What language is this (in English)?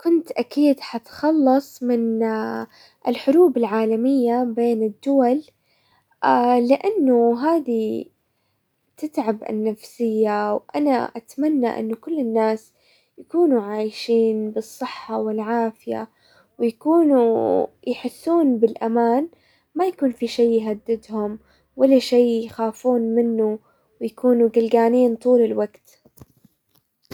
Hijazi Arabic